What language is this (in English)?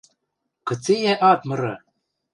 Western Mari